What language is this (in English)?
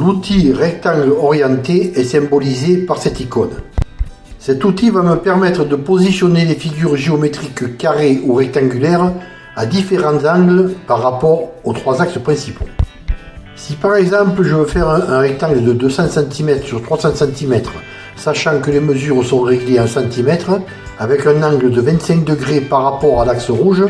French